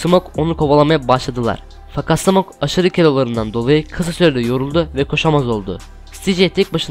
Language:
Turkish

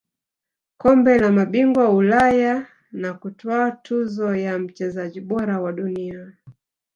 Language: Swahili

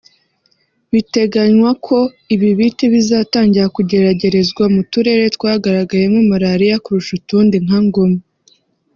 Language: Kinyarwanda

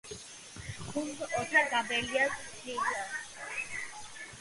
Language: Georgian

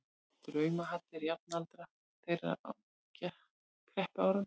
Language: Icelandic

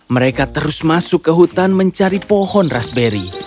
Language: Indonesian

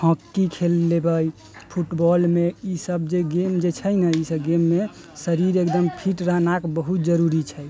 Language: Maithili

